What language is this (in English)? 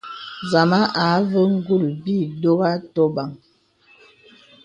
Bebele